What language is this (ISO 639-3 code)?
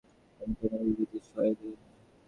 ben